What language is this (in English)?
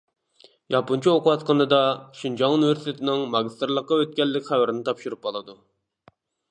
Uyghur